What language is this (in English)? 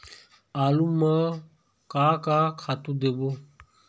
Chhattisgarhi